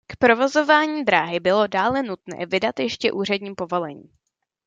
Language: Czech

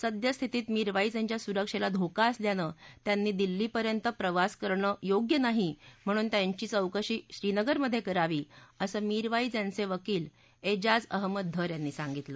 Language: Marathi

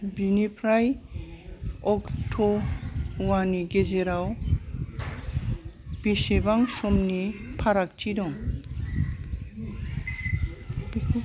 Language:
Bodo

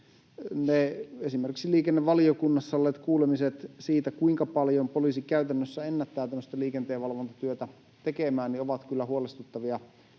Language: Finnish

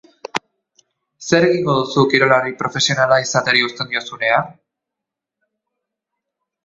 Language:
Basque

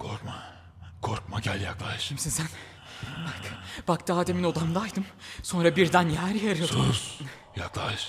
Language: Turkish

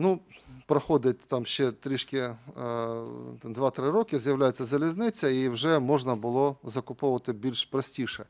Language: Ukrainian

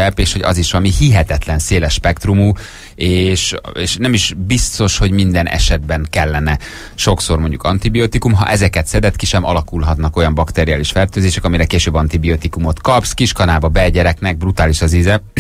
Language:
Hungarian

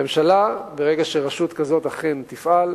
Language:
Hebrew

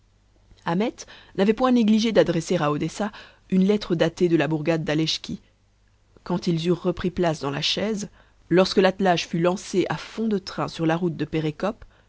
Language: French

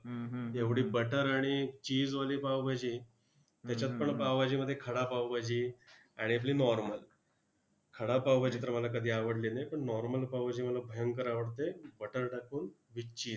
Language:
Marathi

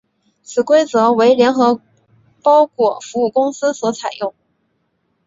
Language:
Chinese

